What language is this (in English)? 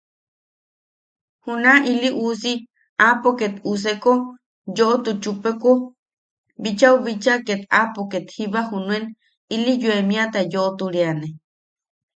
Yaqui